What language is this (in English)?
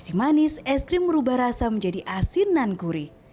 Indonesian